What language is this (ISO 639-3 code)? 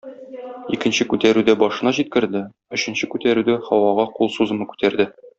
tat